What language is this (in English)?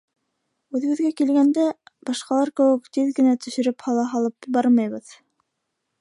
Bashkir